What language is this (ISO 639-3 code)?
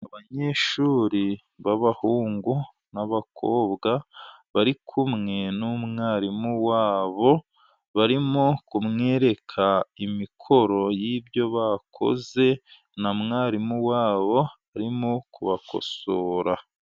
kin